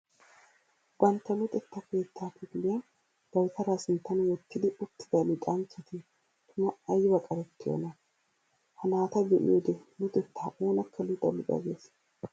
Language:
Wolaytta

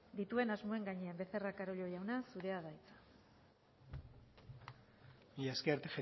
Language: Basque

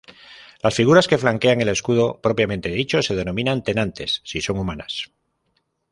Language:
Spanish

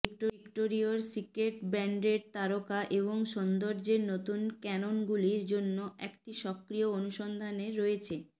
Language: Bangla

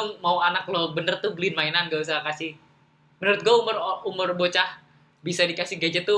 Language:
Indonesian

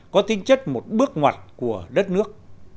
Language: Vietnamese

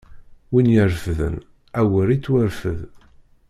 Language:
Kabyle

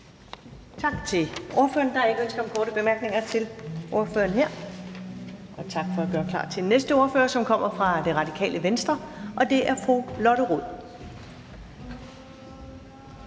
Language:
Danish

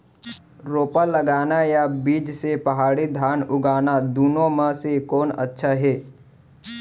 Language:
Chhattisgarhi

